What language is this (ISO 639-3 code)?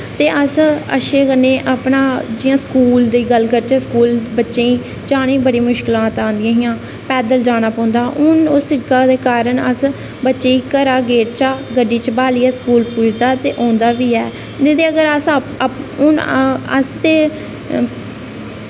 doi